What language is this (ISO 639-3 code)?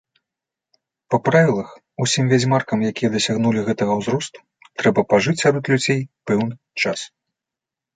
bel